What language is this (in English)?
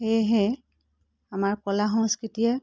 Assamese